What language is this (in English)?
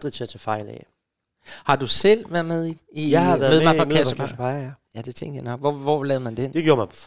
Danish